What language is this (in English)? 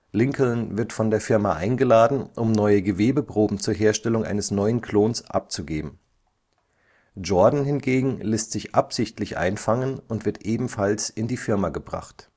German